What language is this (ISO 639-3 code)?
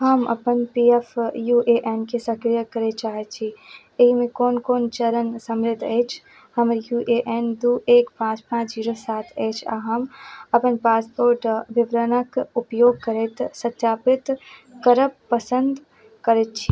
mai